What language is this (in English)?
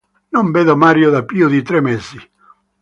Italian